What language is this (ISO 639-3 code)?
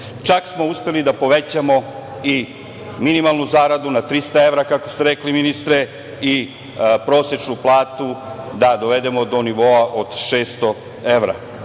srp